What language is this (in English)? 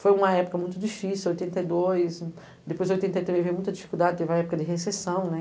Portuguese